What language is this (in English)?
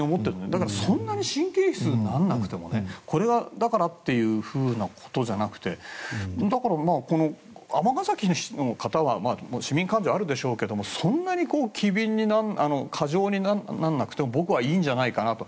Japanese